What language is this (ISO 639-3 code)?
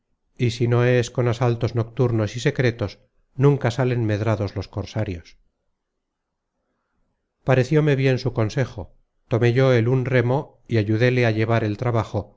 spa